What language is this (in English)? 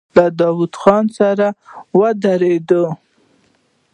Pashto